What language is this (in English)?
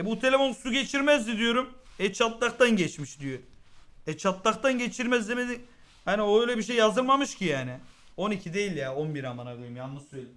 Turkish